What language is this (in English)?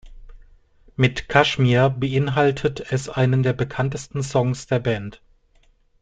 German